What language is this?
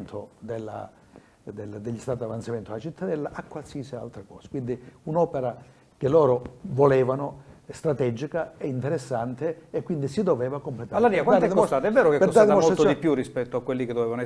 Italian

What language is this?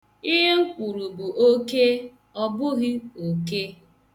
Igbo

